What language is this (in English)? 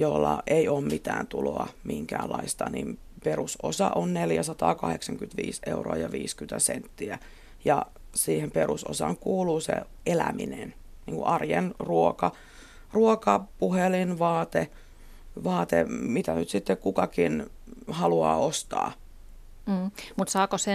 Finnish